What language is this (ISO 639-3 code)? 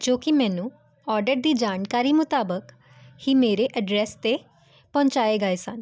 pan